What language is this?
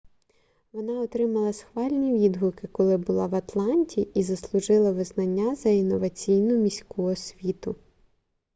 Ukrainian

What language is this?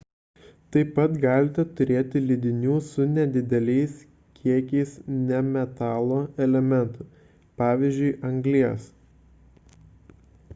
Lithuanian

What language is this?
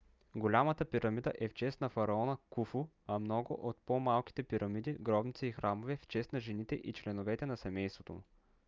Bulgarian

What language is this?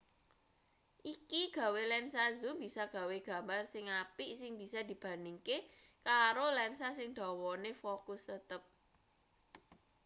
Javanese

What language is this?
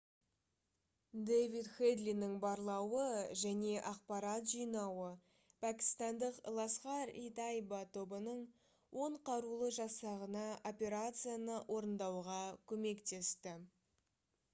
Kazakh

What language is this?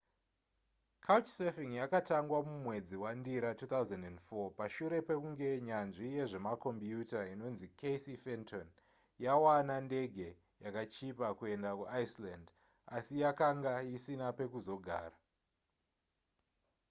Shona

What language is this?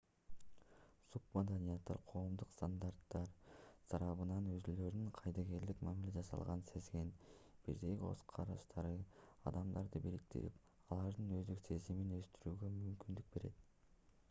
Kyrgyz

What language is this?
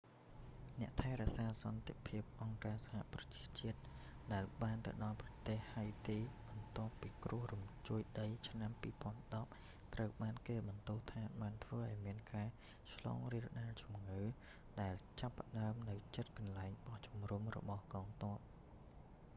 Khmer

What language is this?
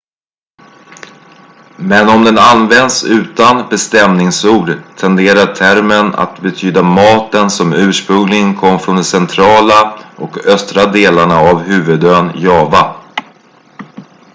Swedish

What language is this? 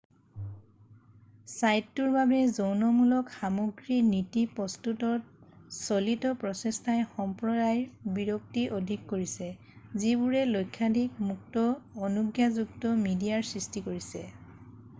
Assamese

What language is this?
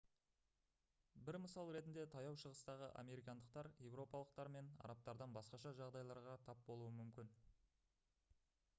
Kazakh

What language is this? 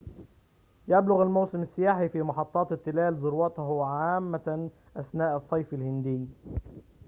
Arabic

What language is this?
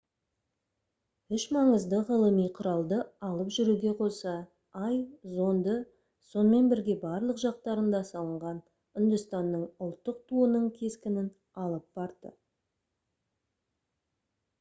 Kazakh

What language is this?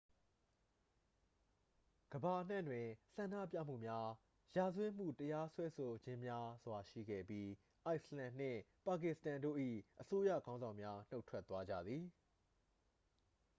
Burmese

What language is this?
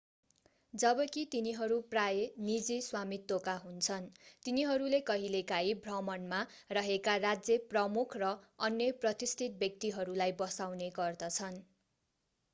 Nepali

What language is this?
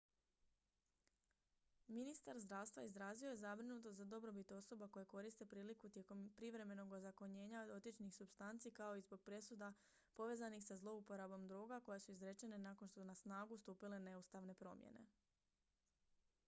Croatian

